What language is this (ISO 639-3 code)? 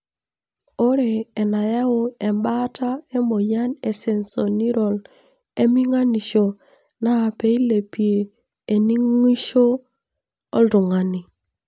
mas